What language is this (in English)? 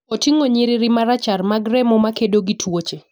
Luo (Kenya and Tanzania)